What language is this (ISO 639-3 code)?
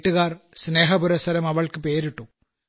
mal